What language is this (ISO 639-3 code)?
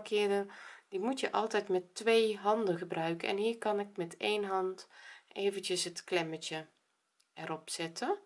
nld